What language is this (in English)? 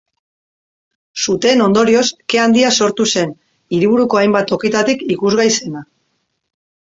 Basque